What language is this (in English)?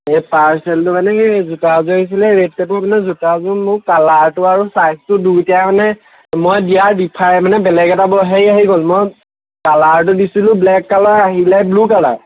Assamese